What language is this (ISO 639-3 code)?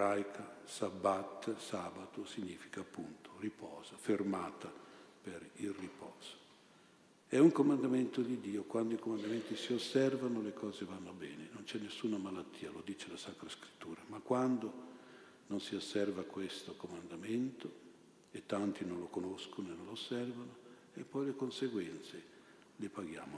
ita